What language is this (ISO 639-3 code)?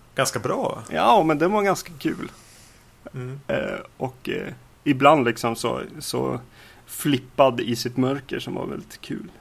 swe